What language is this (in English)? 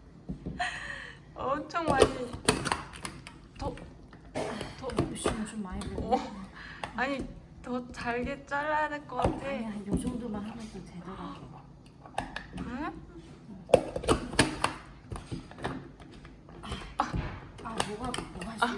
Korean